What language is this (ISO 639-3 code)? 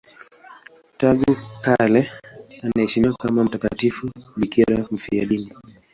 swa